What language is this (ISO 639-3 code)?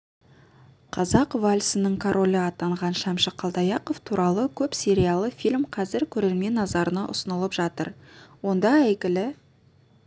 kaz